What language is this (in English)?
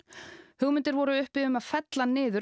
Icelandic